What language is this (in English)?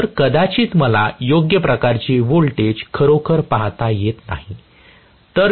Marathi